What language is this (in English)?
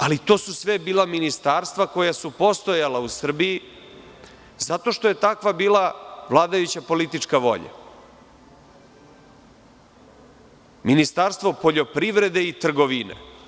Serbian